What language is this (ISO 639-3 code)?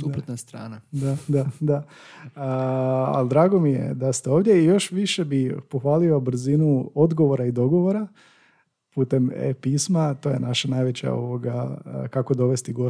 hrv